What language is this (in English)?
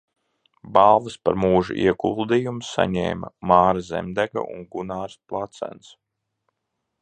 Latvian